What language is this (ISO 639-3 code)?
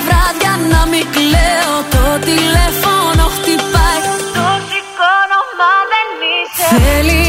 ell